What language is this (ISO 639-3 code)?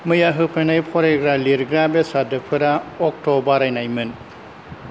brx